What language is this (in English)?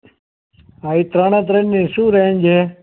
Gujarati